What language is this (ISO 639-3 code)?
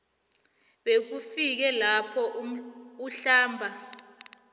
nbl